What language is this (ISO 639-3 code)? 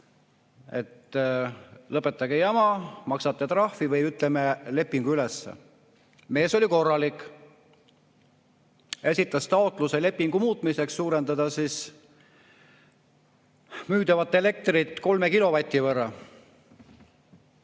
est